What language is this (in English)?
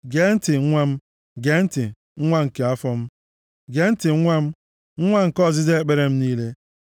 Igbo